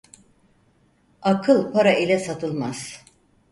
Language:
Turkish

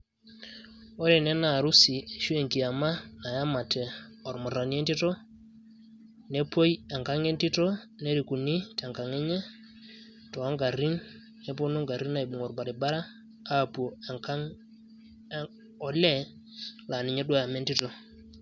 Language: Masai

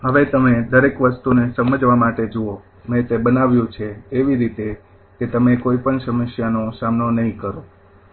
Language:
Gujarati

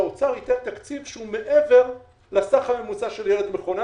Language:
Hebrew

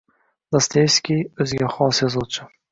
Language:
Uzbek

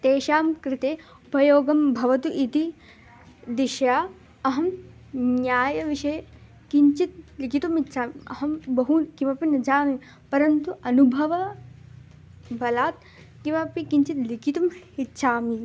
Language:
Sanskrit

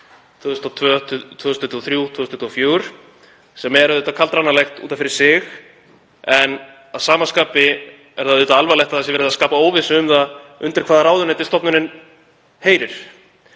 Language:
Icelandic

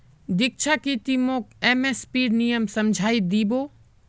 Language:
Magahi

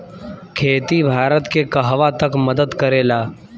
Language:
Bhojpuri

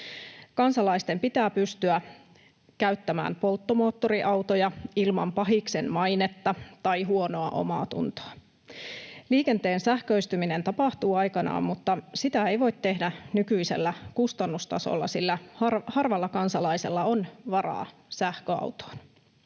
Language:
Finnish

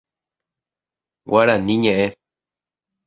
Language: Guarani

